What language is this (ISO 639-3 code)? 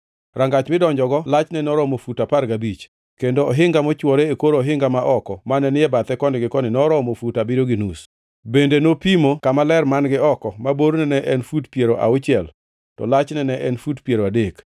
luo